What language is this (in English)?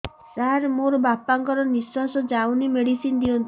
Odia